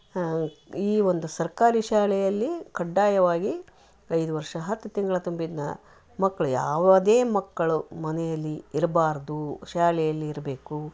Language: Kannada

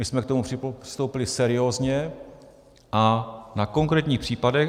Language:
Czech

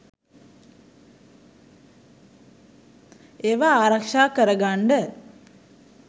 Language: Sinhala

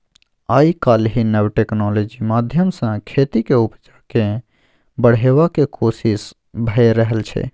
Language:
Maithili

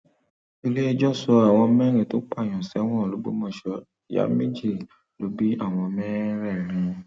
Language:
Yoruba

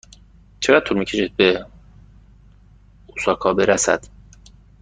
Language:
Persian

